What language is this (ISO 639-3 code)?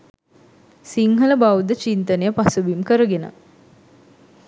sin